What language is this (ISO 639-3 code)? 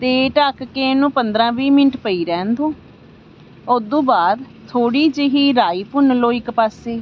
pan